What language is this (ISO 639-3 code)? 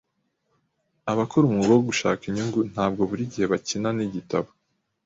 kin